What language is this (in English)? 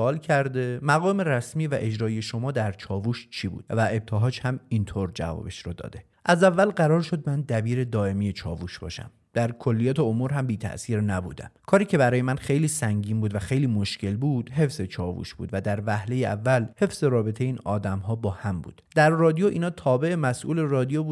Persian